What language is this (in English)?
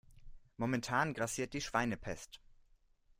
German